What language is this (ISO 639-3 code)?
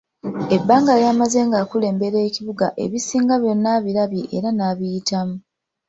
lug